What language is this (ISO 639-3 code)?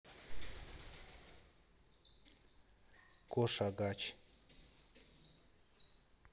rus